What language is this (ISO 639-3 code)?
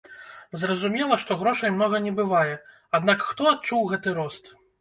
bel